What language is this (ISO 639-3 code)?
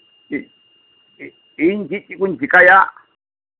sat